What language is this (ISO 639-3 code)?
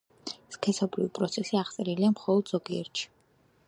kat